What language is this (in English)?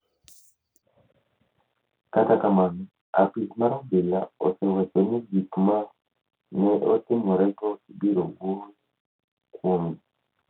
Luo (Kenya and Tanzania)